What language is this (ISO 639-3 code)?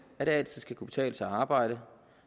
dan